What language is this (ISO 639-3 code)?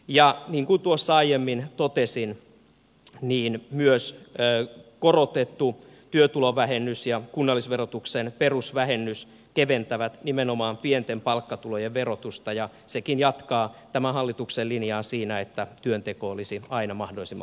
fin